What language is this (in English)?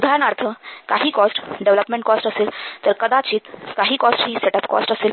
Marathi